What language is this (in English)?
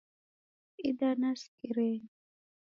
Taita